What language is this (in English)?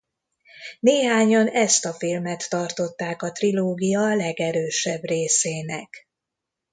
Hungarian